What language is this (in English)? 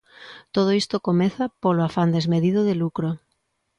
Galician